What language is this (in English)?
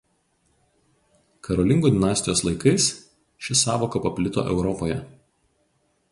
Lithuanian